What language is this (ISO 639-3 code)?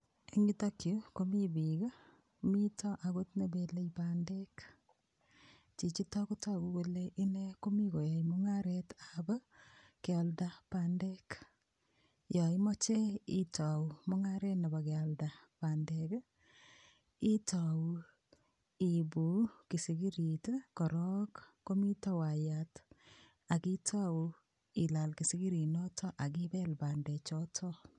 kln